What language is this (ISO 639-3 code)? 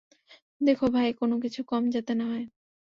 ben